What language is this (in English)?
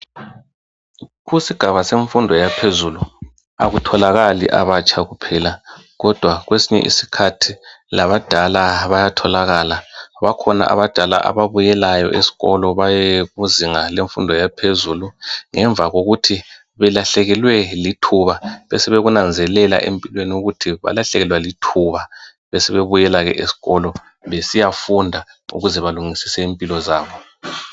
North Ndebele